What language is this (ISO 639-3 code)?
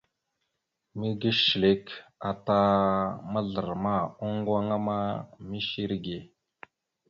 mxu